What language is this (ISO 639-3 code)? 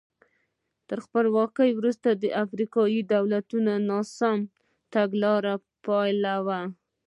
pus